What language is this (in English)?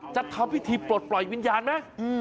Thai